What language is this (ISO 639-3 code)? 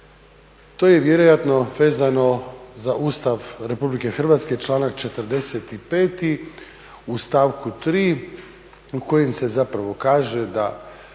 hrv